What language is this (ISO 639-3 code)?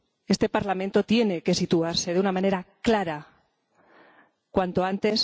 spa